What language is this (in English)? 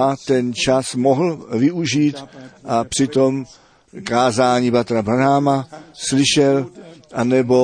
Czech